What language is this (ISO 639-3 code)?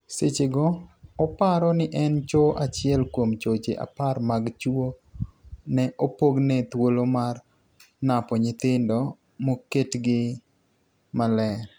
luo